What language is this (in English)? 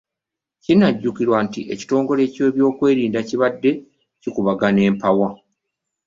Ganda